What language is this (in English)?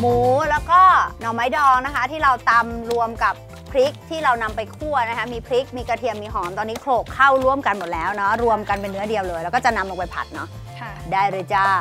Thai